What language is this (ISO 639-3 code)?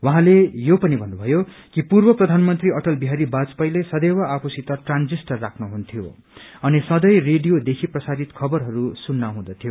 nep